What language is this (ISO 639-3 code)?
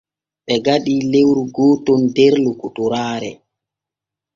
fue